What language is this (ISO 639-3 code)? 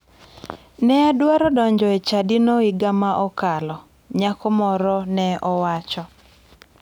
luo